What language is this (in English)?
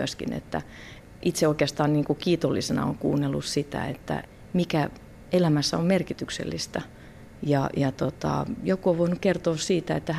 Finnish